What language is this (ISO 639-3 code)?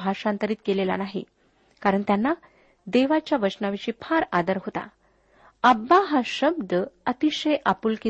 mar